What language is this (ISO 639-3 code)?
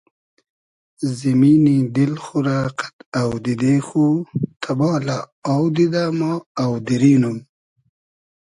haz